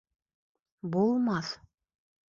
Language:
Bashkir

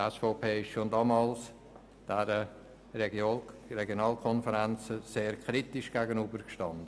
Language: Swiss German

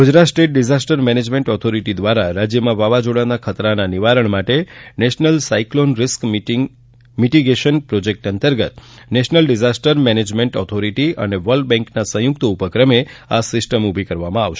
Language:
Gujarati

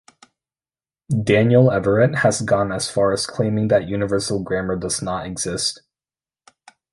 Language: English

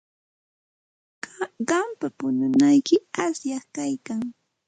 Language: Santa Ana de Tusi Pasco Quechua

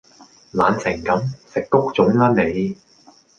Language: Cantonese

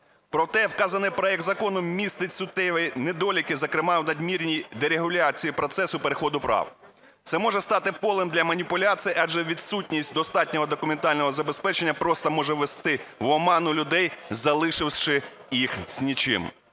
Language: Ukrainian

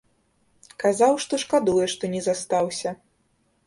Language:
Belarusian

